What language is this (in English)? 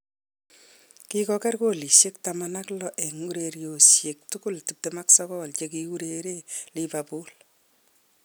Kalenjin